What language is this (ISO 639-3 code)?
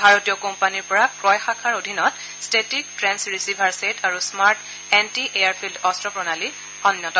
asm